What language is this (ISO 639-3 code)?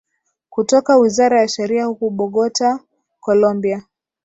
swa